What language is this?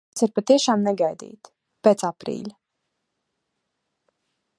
Latvian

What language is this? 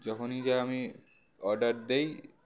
Bangla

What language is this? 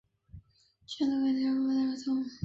Chinese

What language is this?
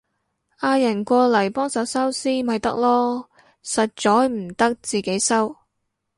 Cantonese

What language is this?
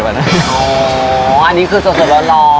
Thai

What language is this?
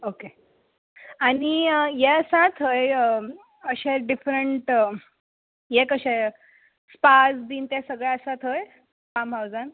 Konkani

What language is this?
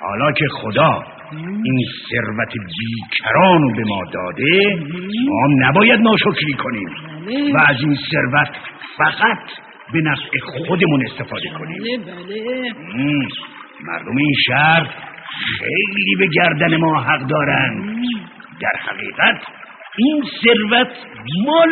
Persian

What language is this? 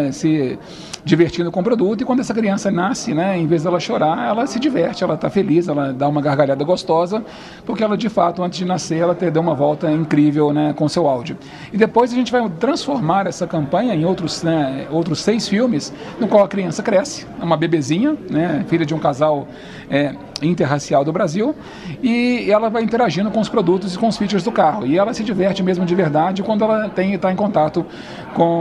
Portuguese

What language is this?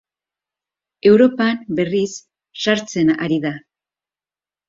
Basque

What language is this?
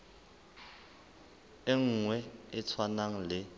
Southern Sotho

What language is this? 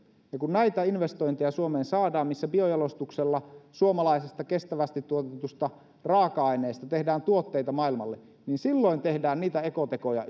Finnish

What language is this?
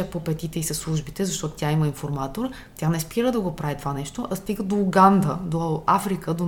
Bulgarian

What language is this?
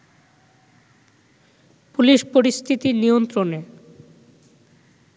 Bangla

